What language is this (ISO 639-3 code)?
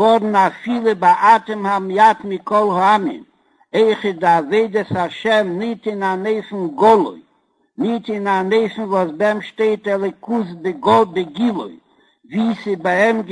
heb